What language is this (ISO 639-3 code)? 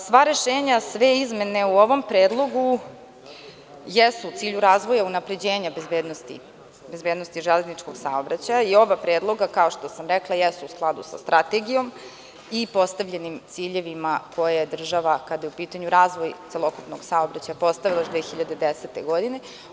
srp